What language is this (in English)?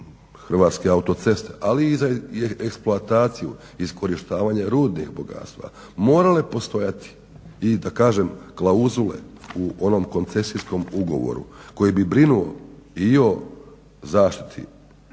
Croatian